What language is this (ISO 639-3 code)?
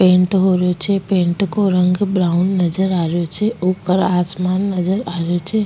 raj